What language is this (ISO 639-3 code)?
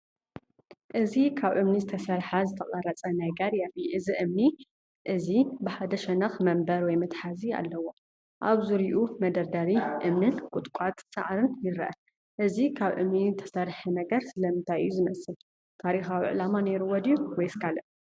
tir